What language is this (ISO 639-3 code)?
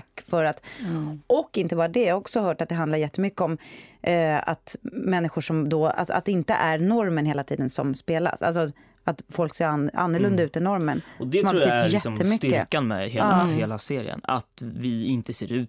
swe